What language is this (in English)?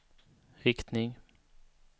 Swedish